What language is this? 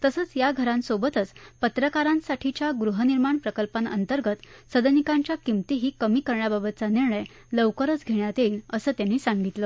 Marathi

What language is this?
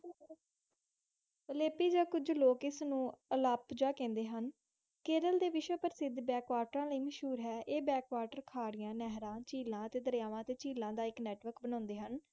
Punjabi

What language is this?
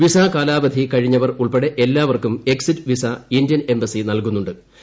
Malayalam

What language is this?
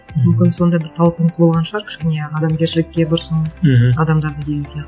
Kazakh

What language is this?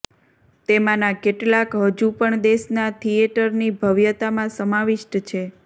Gujarati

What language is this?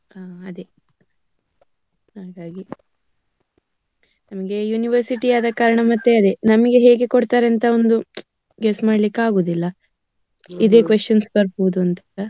Kannada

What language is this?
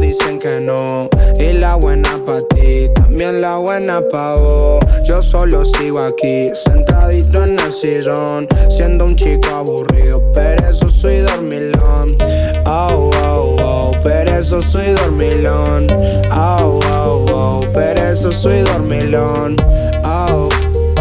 Spanish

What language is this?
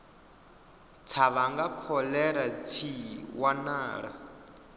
Venda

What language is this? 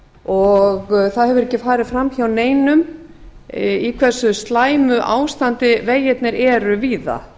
Icelandic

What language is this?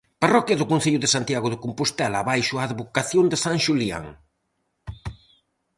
Galician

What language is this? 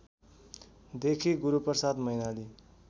Nepali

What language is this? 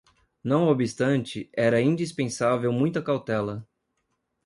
Portuguese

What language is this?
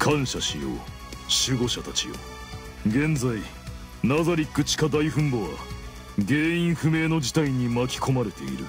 Japanese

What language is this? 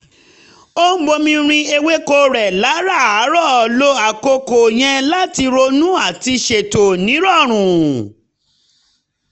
Yoruba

